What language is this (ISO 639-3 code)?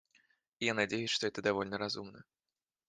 rus